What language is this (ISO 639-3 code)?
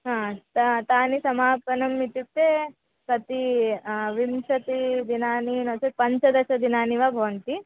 san